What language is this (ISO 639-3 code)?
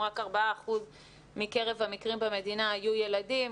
heb